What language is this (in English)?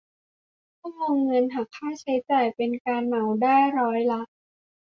Thai